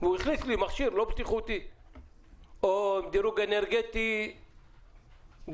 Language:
Hebrew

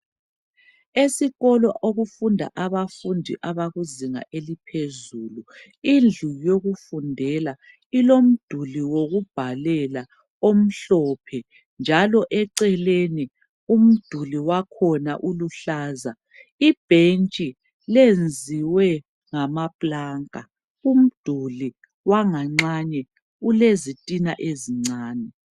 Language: North Ndebele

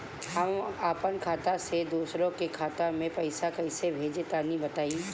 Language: Bhojpuri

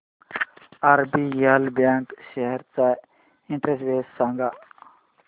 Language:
Marathi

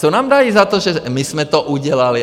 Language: Czech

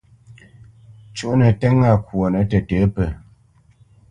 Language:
Bamenyam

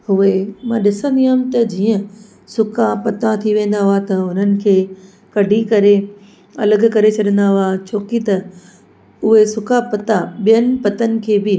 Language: Sindhi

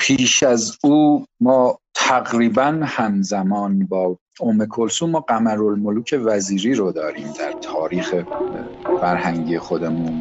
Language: Persian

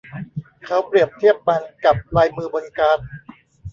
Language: Thai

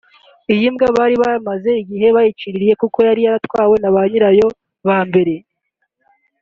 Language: Kinyarwanda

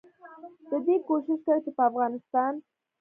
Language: Pashto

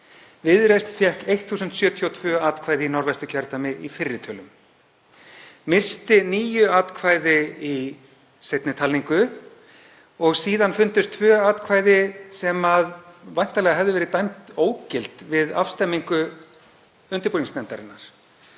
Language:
Icelandic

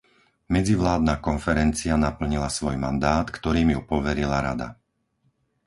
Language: Slovak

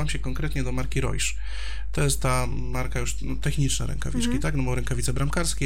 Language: Polish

